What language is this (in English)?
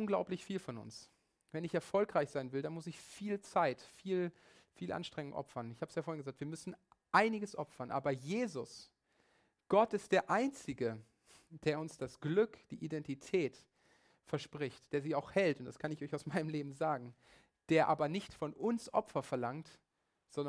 German